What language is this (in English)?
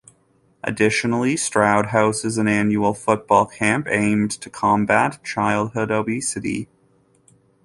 English